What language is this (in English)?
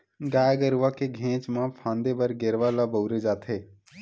Chhattisgarhi